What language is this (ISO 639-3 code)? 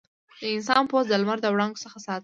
pus